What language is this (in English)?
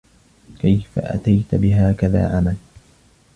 Arabic